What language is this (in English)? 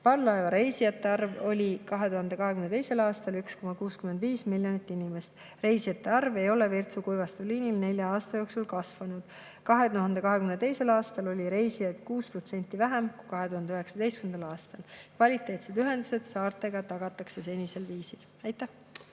Estonian